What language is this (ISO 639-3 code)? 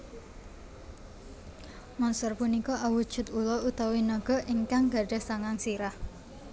jav